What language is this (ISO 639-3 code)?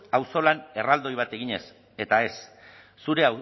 eus